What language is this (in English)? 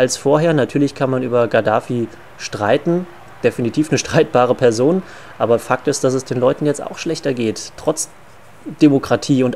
German